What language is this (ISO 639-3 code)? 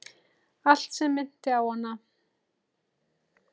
isl